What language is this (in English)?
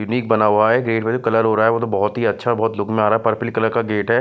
Hindi